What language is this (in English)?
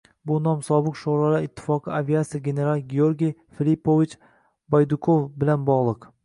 Uzbek